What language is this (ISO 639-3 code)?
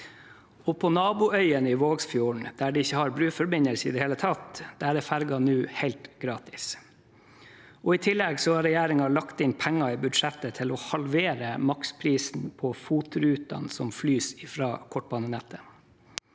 nor